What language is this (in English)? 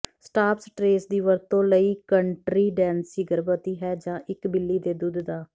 Punjabi